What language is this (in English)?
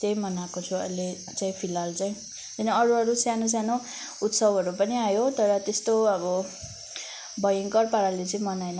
Nepali